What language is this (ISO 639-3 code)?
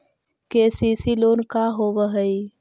mag